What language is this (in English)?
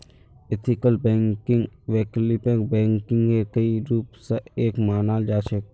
Magahi